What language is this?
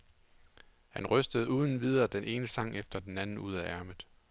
Danish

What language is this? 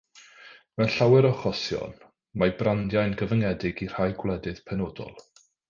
Welsh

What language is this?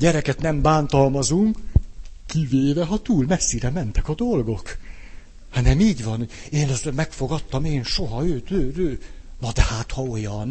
Hungarian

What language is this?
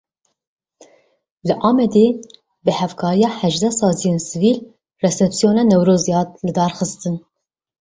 Kurdish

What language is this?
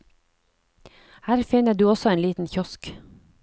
Norwegian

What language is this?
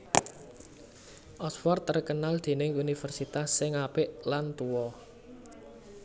Javanese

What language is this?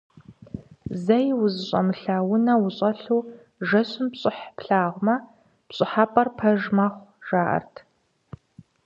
Kabardian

